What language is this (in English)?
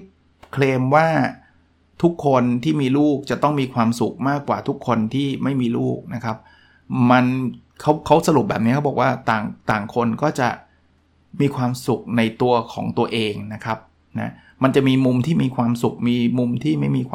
Thai